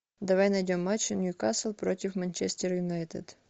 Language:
Russian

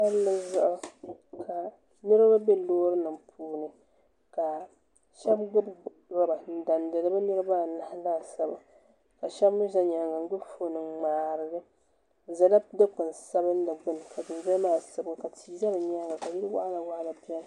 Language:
Dagbani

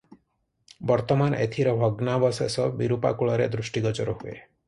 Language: Odia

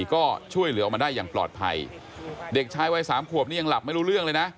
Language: Thai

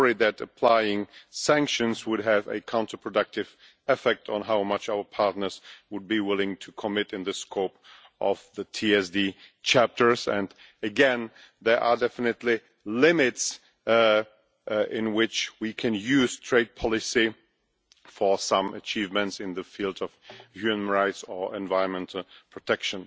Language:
English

